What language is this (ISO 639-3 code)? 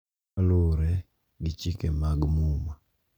luo